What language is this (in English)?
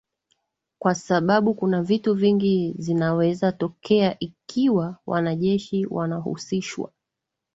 Swahili